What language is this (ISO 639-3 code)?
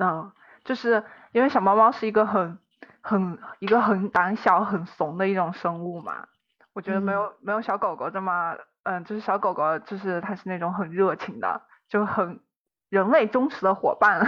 zho